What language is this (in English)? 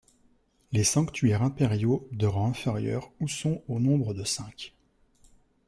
French